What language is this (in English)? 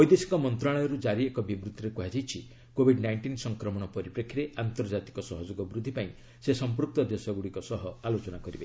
Odia